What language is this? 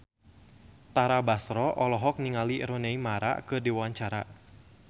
Sundanese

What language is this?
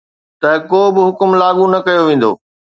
Sindhi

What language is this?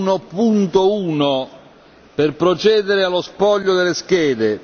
Italian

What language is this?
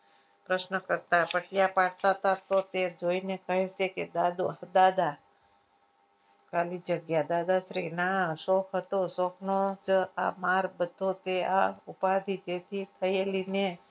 Gujarati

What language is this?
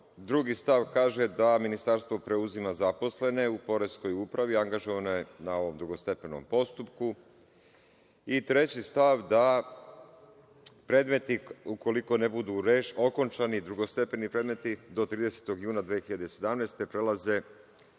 Serbian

